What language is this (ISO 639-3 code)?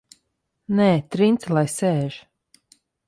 lav